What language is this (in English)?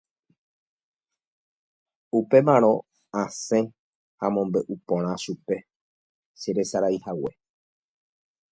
Guarani